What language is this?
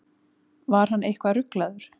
Icelandic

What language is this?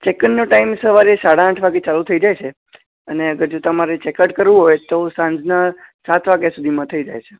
Gujarati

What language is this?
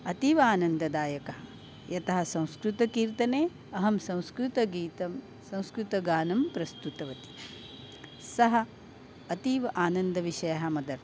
Sanskrit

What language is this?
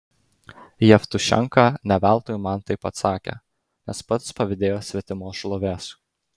Lithuanian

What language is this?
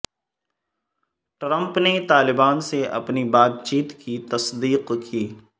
Urdu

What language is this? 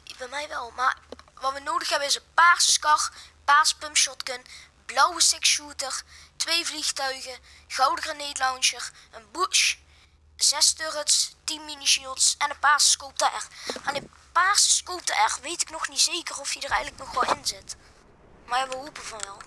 Dutch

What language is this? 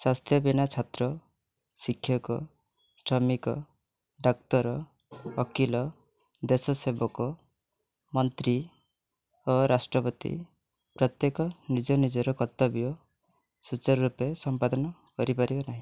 Odia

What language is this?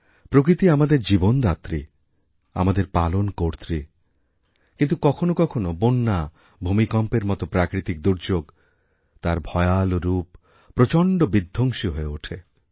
Bangla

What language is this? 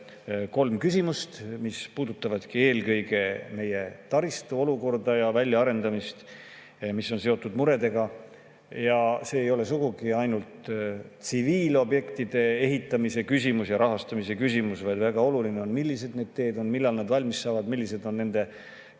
Estonian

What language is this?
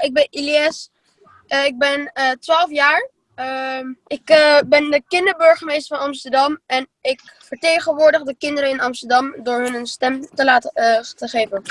Dutch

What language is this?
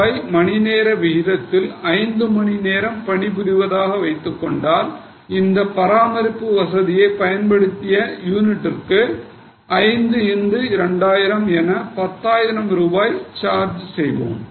Tamil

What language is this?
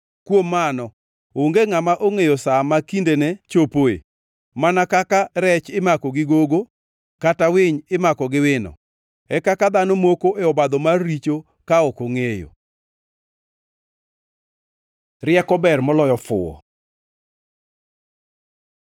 Luo (Kenya and Tanzania)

